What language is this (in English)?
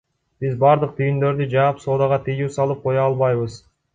Kyrgyz